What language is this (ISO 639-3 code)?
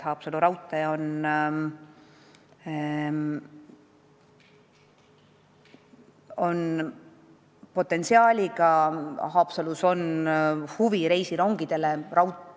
est